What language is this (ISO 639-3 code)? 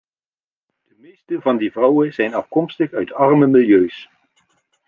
nld